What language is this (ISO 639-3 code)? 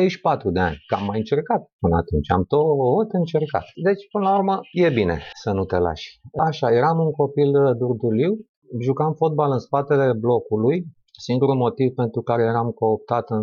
ron